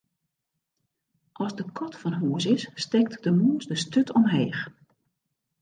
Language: Western Frisian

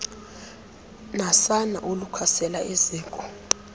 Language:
Xhosa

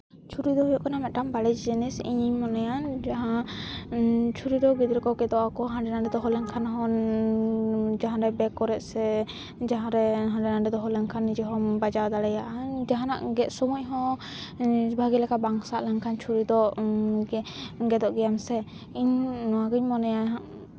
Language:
Santali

